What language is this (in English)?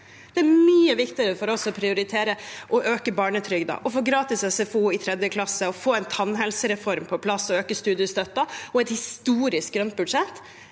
Norwegian